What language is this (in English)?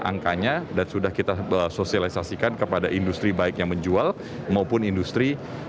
Indonesian